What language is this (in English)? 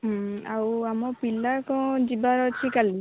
Odia